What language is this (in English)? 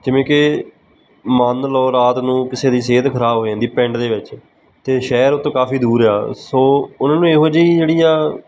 Punjabi